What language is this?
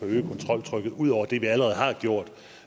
Danish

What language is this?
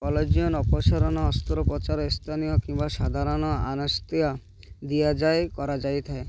Odia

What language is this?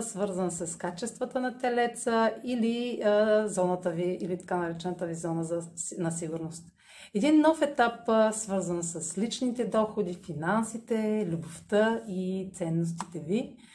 Bulgarian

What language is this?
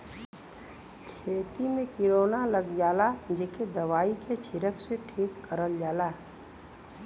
Bhojpuri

